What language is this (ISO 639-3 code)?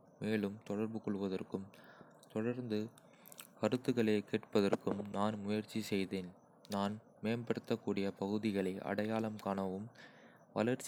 kfe